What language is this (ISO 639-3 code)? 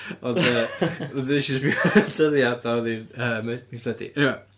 cym